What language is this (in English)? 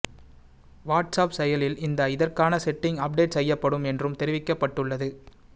Tamil